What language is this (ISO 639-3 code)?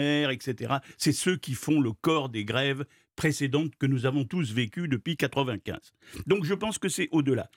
fra